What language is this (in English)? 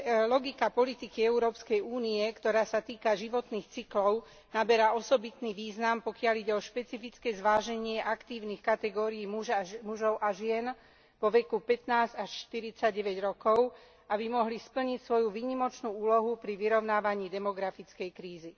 Slovak